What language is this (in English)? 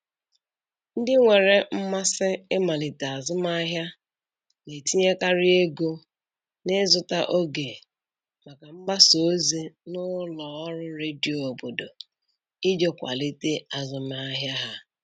Igbo